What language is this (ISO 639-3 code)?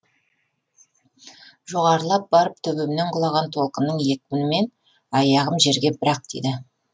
kaz